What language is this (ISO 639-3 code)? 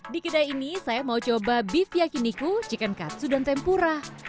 ind